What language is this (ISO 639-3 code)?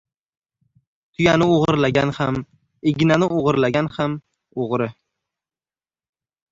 uzb